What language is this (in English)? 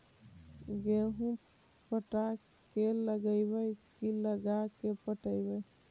Magahi